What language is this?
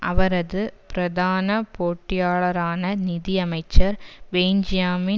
Tamil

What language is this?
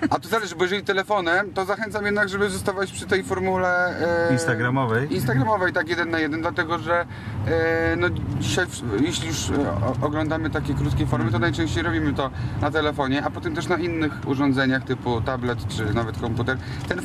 Polish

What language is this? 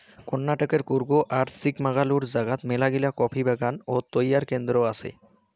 Bangla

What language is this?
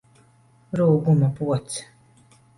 Latvian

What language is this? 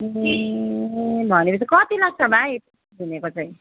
Nepali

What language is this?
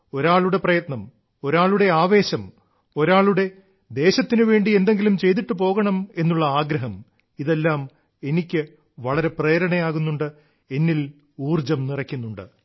Malayalam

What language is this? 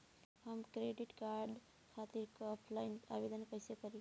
Bhojpuri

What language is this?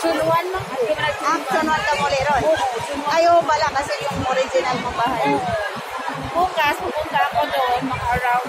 Indonesian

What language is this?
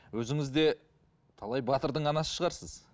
Kazakh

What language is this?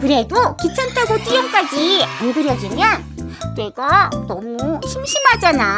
Korean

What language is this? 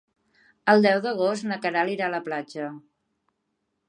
Catalan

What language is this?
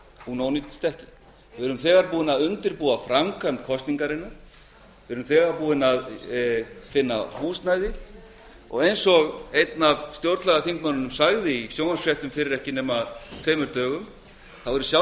Icelandic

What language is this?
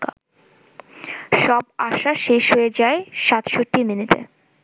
Bangla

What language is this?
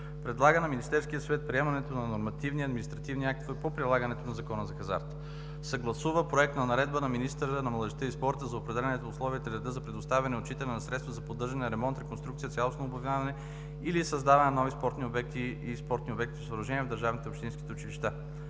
Bulgarian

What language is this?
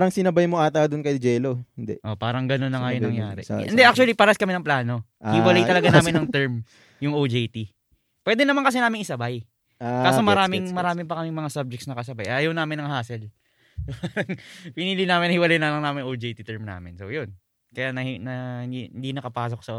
Filipino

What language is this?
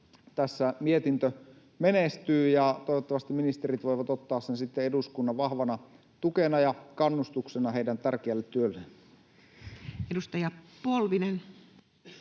Finnish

